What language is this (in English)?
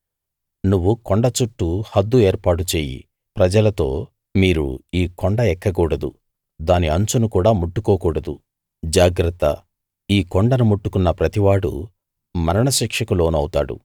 Telugu